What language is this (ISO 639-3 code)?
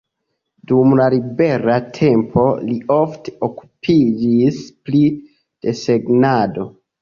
epo